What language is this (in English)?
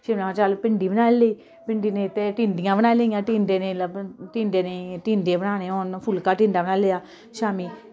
Dogri